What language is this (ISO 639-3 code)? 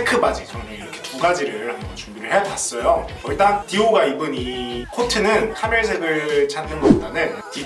kor